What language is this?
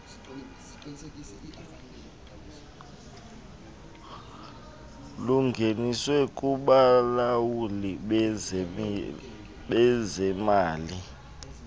Xhosa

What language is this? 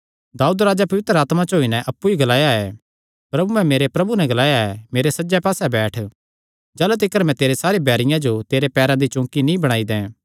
Kangri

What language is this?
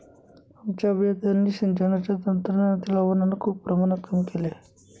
Marathi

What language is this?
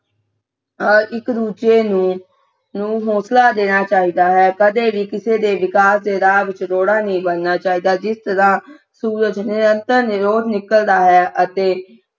Punjabi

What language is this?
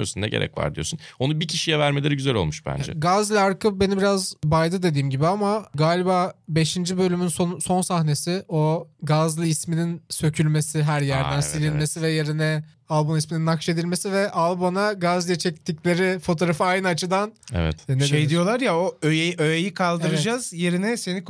Turkish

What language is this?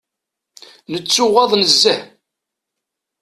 Kabyle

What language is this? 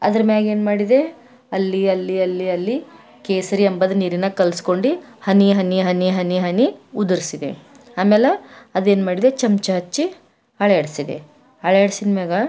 Kannada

